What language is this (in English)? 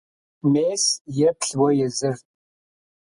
Kabardian